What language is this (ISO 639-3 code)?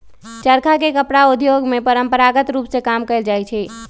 mag